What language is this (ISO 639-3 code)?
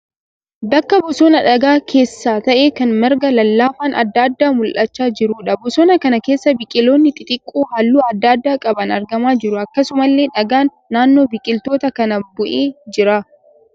orm